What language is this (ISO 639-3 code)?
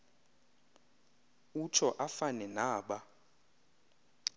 xho